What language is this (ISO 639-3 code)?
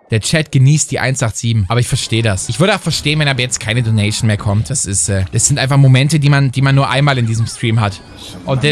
deu